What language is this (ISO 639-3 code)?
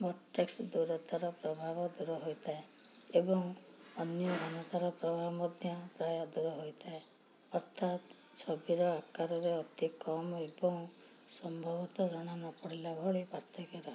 ori